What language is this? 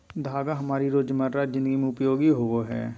Magahi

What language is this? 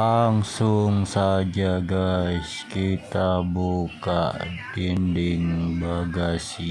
Indonesian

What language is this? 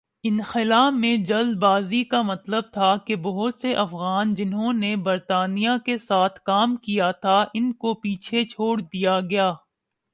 Urdu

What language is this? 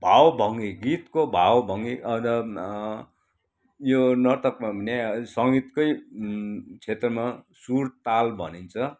Nepali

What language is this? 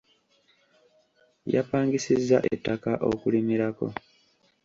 Ganda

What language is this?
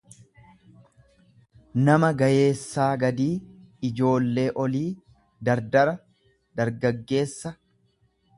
Oromo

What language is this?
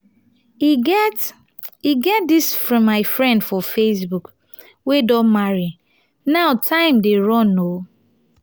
Nigerian Pidgin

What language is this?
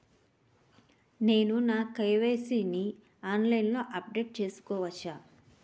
Telugu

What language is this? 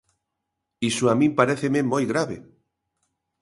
Galician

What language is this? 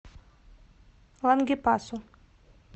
Russian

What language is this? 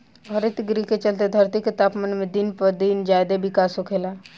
Bhojpuri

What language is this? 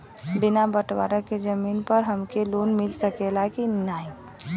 Bhojpuri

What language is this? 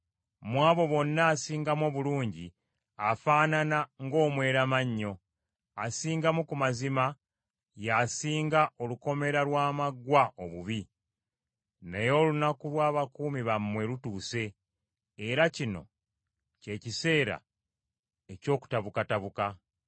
Ganda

